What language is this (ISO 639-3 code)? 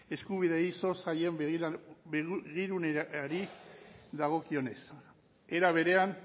eus